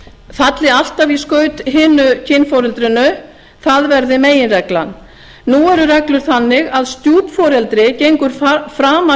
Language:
Icelandic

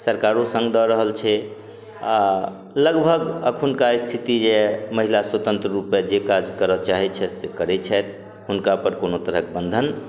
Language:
Maithili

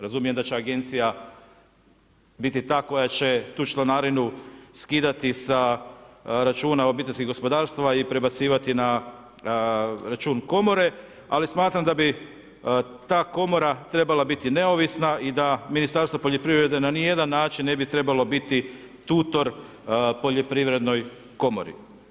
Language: Croatian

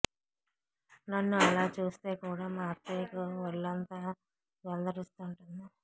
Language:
Telugu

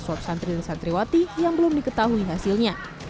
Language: Indonesian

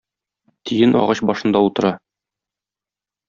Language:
Tatar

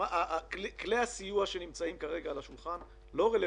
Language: Hebrew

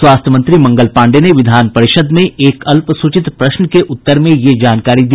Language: Hindi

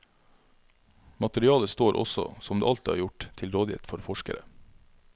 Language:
Norwegian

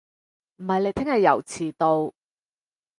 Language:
Cantonese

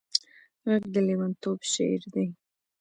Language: Pashto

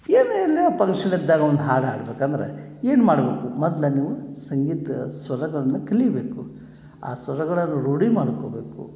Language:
Kannada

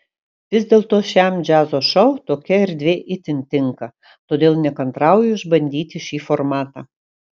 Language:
Lithuanian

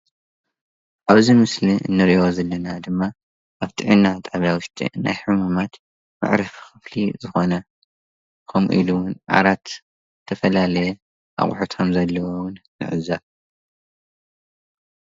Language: Tigrinya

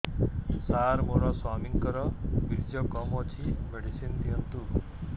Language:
Odia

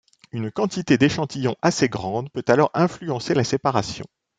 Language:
French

